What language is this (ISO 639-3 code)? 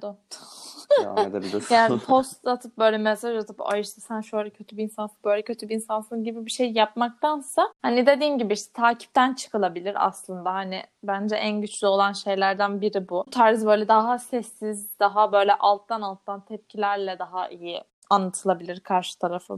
tur